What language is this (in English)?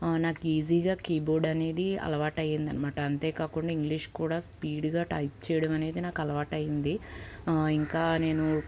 Telugu